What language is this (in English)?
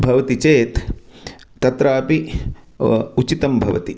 Sanskrit